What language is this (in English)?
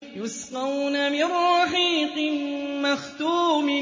Arabic